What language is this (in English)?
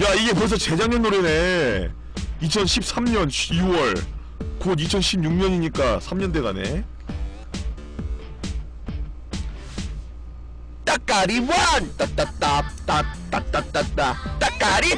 Korean